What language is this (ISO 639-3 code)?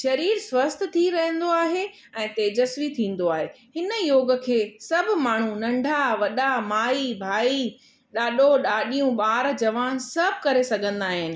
snd